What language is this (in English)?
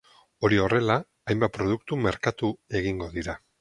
Basque